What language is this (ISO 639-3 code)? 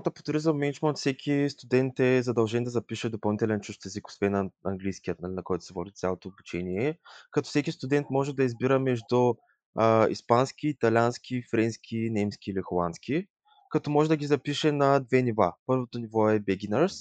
bul